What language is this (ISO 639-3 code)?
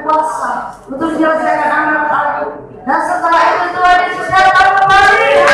ind